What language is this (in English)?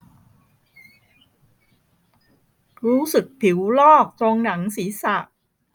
Thai